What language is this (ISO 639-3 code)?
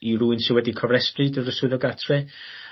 cym